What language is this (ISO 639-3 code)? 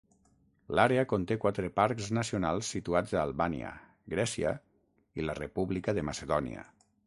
cat